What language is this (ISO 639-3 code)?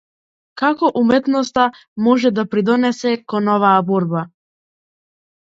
mkd